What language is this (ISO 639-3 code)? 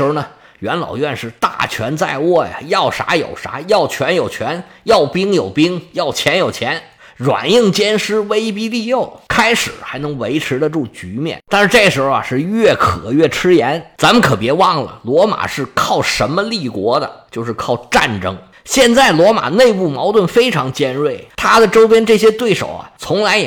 zho